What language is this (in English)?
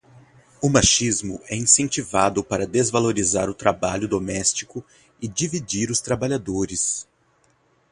Portuguese